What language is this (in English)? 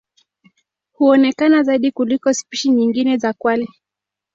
Swahili